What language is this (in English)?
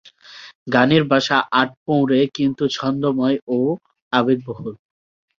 Bangla